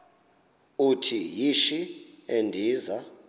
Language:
Xhosa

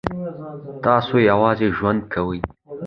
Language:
Pashto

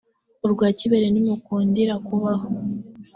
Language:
Kinyarwanda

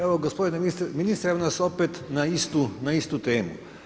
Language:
Croatian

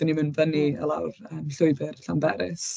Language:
Welsh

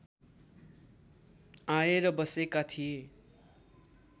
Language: Nepali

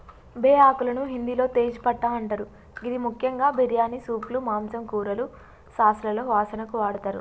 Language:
Telugu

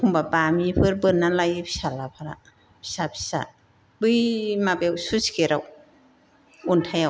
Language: Bodo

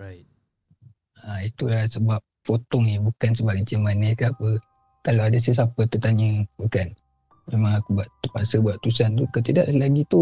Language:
Malay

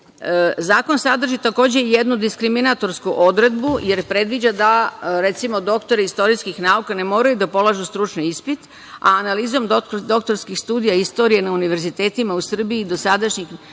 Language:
Serbian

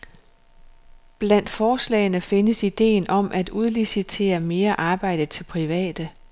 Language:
Danish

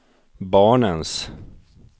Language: Swedish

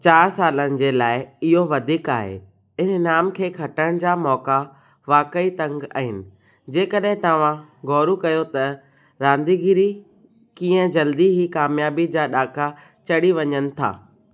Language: Sindhi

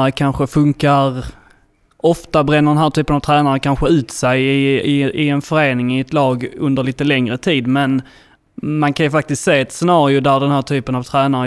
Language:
Swedish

